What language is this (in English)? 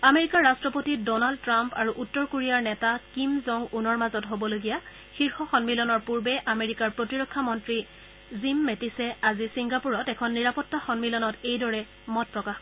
Assamese